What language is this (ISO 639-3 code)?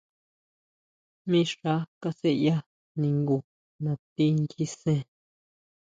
mau